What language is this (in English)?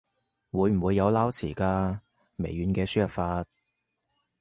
Cantonese